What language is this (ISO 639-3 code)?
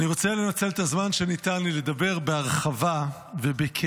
heb